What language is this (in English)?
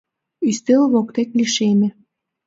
Mari